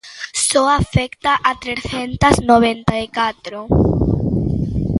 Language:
Galician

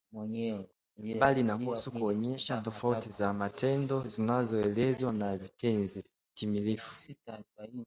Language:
Swahili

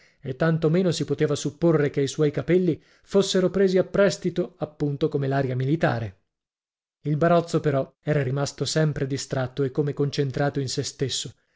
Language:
Italian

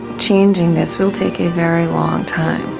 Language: English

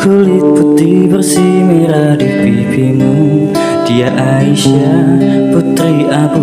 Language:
Indonesian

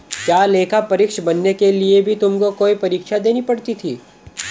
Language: Hindi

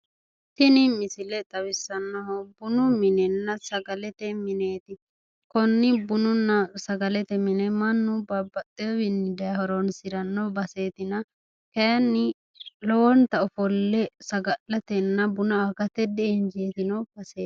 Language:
Sidamo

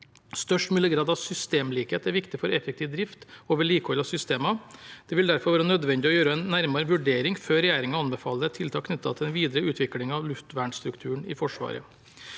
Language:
Norwegian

